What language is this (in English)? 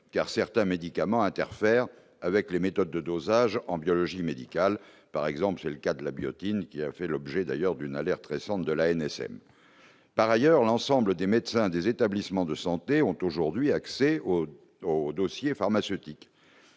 French